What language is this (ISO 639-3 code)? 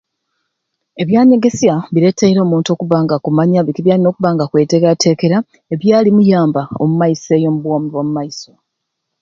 ruc